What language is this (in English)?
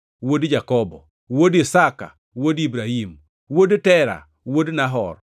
Luo (Kenya and Tanzania)